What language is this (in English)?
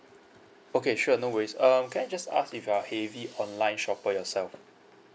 English